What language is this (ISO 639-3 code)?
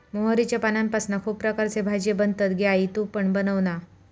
mar